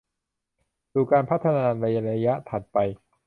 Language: Thai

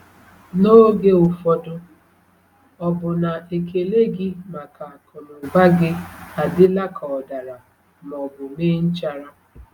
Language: Igbo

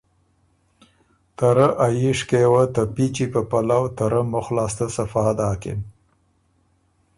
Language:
Ormuri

